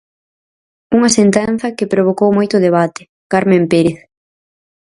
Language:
Galician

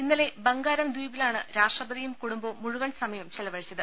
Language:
Malayalam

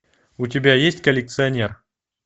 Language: Russian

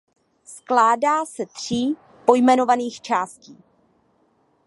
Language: Czech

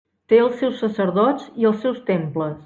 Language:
Catalan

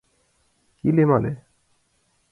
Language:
Mari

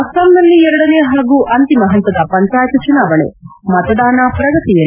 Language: Kannada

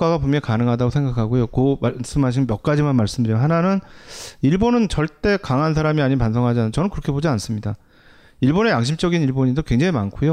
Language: Korean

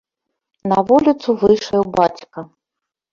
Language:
Belarusian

